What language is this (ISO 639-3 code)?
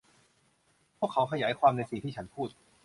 tha